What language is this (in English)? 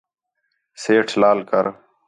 Khetrani